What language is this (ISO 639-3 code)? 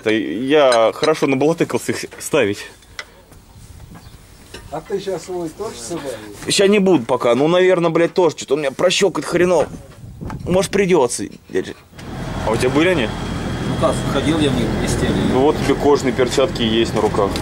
rus